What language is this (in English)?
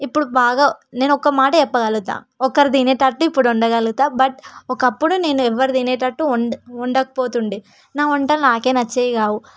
Telugu